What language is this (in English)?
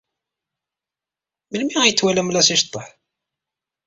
Kabyle